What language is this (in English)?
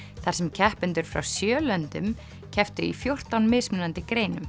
Icelandic